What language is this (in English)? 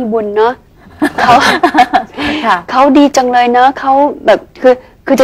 Thai